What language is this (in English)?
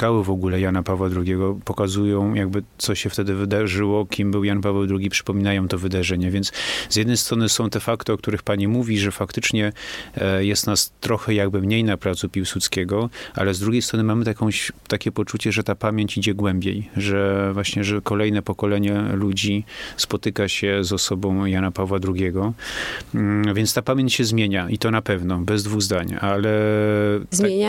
Polish